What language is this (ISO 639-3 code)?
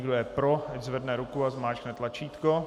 ces